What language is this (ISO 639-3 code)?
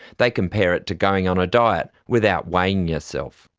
eng